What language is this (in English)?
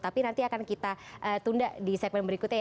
Indonesian